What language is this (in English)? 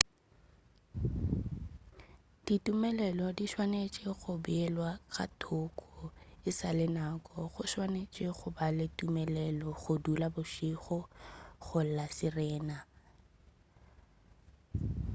Northern Sotho